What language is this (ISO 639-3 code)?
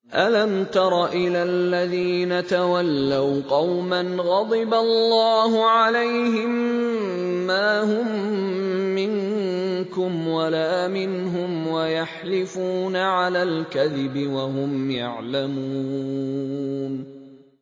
ara